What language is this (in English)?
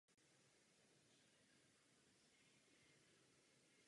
Czech